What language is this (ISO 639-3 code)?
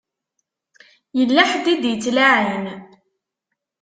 kab